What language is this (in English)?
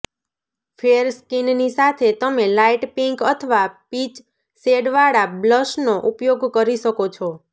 Gujarati